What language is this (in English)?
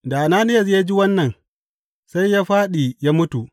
Hausa